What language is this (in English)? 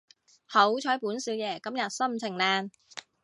Cantonese